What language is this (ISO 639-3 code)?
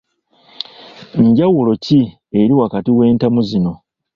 lug